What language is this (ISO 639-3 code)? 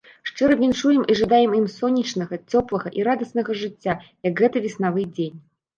bel